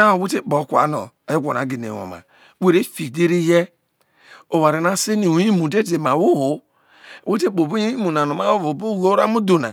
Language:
Isoko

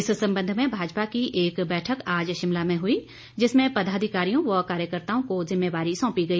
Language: Hindi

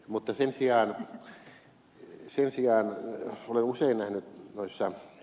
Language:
Finnish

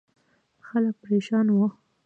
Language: Pashto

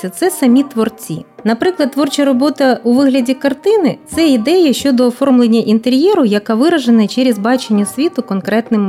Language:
Ukrainian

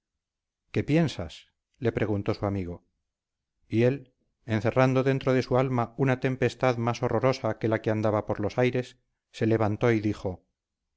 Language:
Spanish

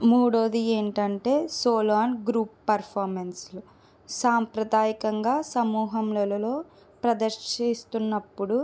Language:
Telugu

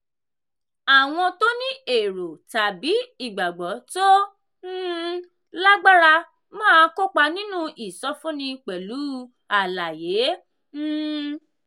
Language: Yoruba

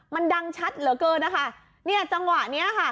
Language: Thai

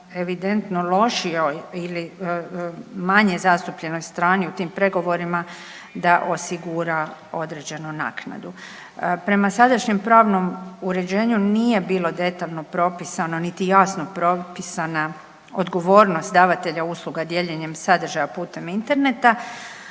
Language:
Croatian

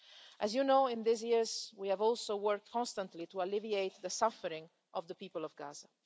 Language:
English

